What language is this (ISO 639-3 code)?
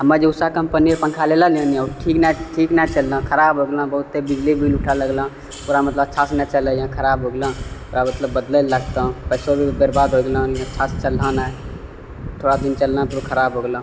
mai